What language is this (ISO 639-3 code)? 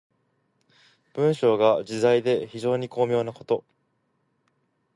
jpn